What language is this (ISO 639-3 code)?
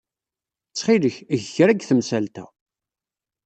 kab